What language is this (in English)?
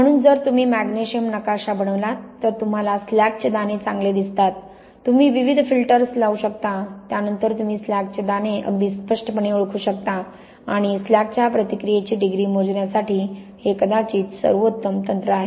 Marathi